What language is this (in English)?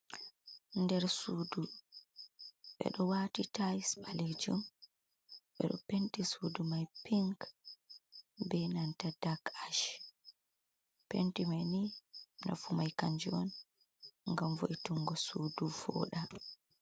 Fula